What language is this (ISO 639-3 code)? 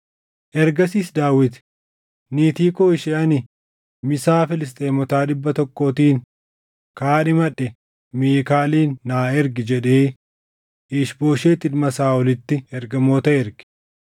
orm